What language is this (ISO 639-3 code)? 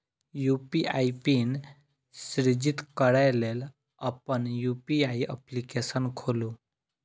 mai